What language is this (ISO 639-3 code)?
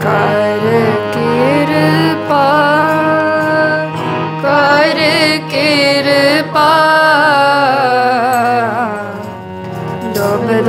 pan